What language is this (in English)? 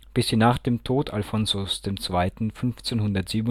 German